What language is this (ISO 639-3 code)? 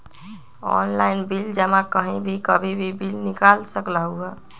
mag